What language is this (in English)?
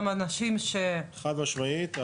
Hebrew